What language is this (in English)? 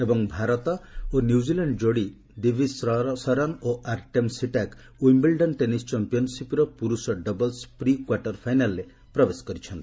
Odia